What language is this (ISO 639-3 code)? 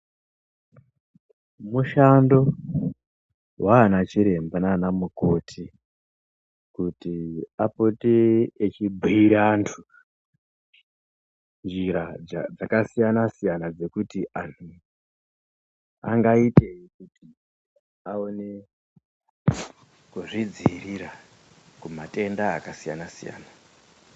ndc